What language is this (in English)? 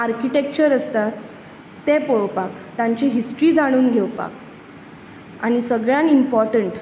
Konkani